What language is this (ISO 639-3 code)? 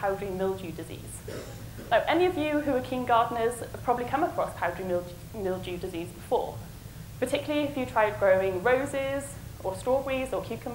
eng